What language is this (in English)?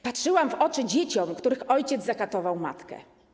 Polish